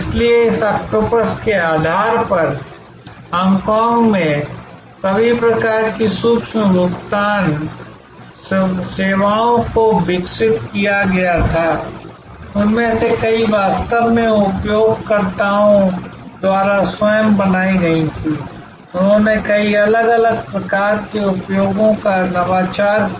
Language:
Hindi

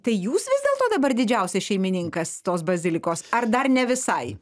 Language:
Lithuanian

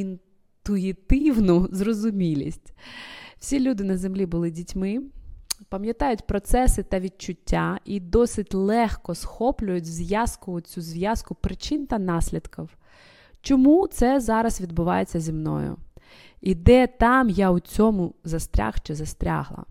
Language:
Ukrainian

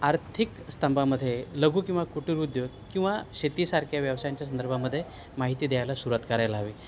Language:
Marathi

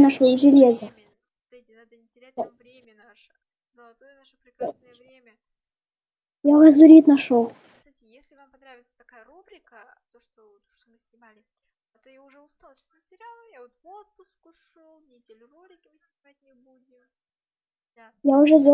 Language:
Russian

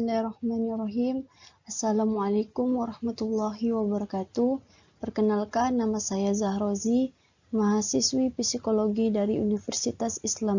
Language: Indonesian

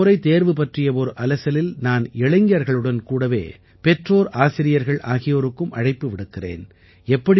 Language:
Tamil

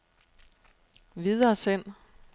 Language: Danish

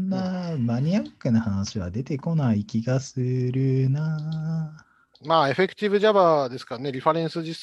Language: Japanese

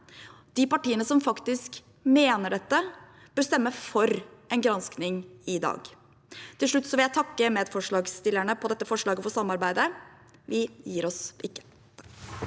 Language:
Norwegian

